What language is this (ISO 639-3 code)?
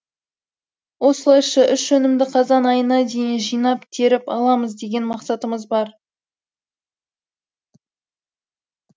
kaz